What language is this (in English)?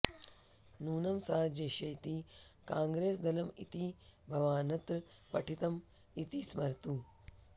Sanskrit